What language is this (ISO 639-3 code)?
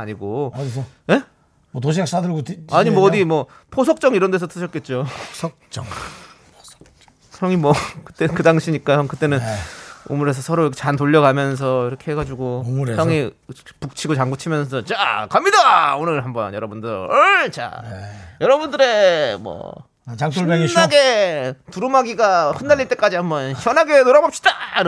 kor